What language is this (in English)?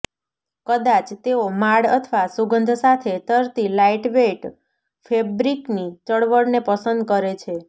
Gujarati